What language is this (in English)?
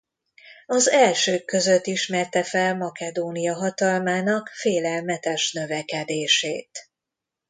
Hungarian